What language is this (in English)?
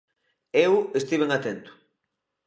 Galician